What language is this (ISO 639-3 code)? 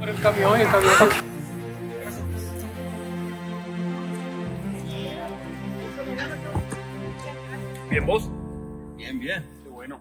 spa